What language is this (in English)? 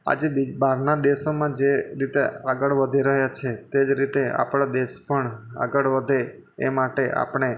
Gujarati